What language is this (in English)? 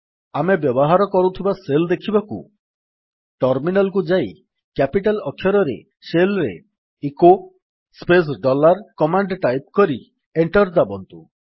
Odia